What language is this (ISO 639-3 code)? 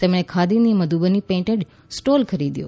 guj